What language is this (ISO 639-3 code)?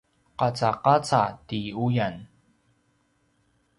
pwn